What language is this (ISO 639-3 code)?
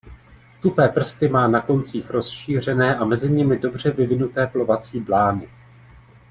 ces